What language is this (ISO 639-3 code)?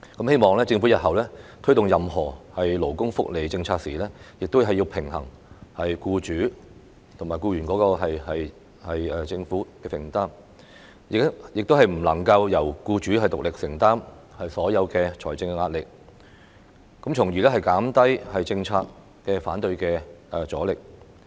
yue